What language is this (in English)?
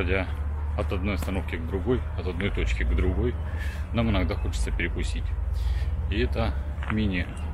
Russian